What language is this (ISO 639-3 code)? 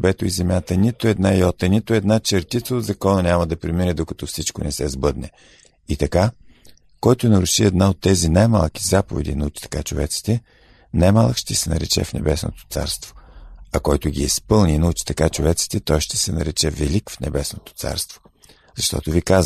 bul